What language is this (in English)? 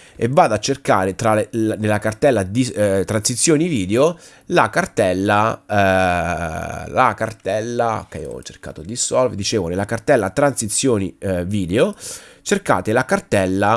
Italian